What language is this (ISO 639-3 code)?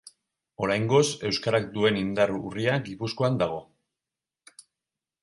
eus